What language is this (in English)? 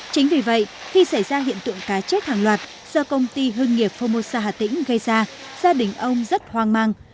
Vietnamese